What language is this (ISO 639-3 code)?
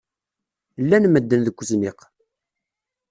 kab